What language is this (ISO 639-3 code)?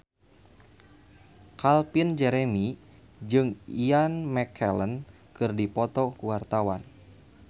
sun